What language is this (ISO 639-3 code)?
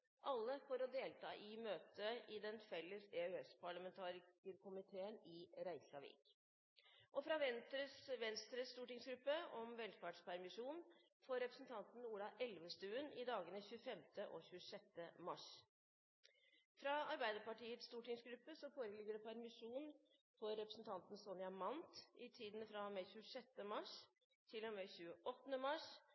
nob